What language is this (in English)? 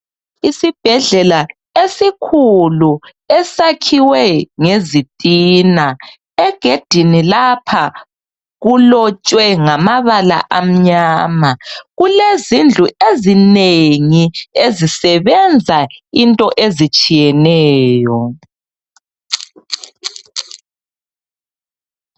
North Ndebele